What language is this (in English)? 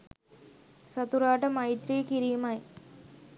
Sinhala